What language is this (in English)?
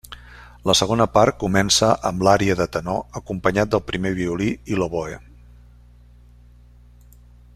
Catalan